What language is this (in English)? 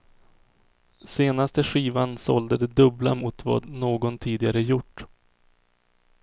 Swedish